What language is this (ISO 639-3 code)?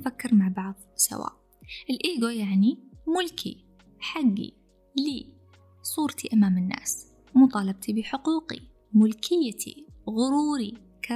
ara